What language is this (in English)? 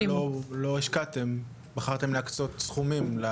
Hebrew